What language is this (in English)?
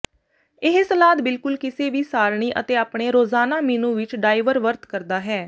Punjabi